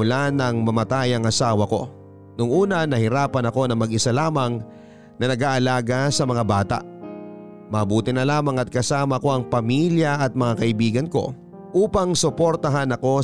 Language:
Filipino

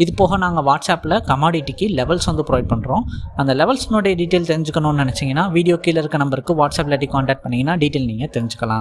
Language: Indonesian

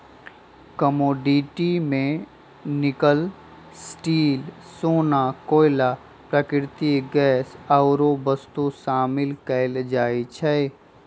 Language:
Magahi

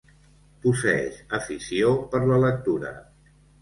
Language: Catalan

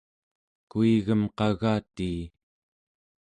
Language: Central Yupik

